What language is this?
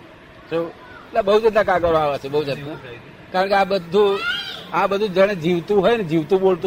Gujarati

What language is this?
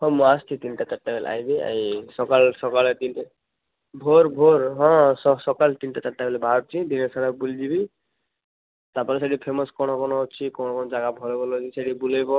Odia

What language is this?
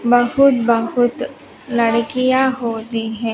Hindi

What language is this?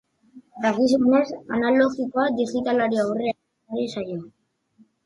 Basque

